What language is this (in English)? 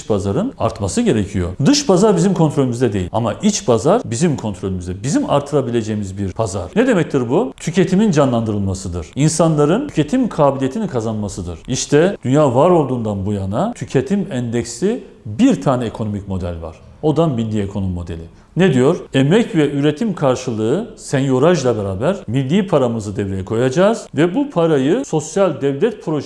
Turkish